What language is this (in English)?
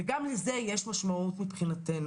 Hebrew